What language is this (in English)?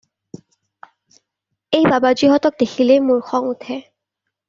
Assamese